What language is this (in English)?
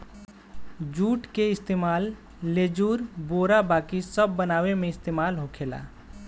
Bhojpuri